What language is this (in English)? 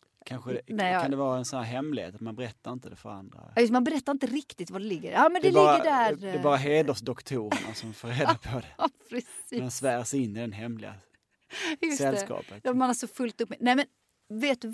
Swedish